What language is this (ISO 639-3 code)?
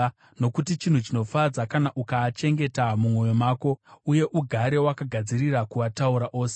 sna